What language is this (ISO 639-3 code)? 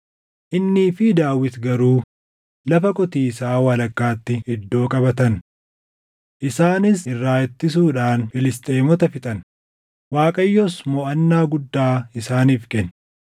orm